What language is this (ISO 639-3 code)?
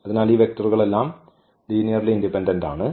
mal